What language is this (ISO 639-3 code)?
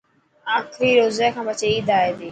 mki